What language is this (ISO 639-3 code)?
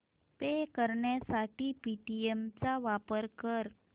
mar